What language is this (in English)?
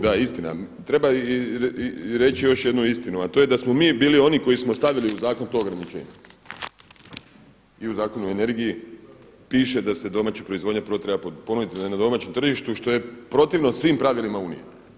Croatian